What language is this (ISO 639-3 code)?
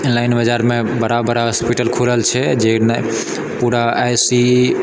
mai